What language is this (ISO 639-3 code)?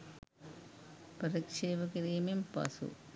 sin